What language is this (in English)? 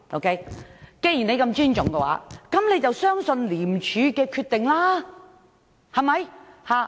Cantonese